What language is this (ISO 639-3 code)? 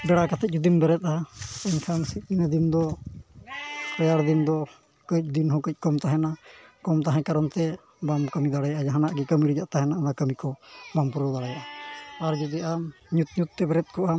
sat